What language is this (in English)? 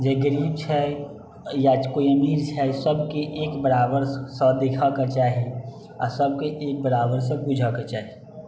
Maithili